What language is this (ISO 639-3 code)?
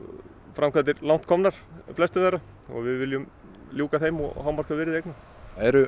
isl